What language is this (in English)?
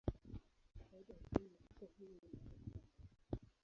Swahili